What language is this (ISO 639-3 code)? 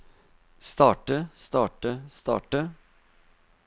nor